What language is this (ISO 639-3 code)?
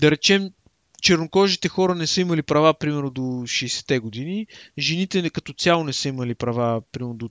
bul